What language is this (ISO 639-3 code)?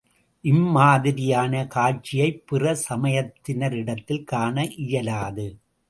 tam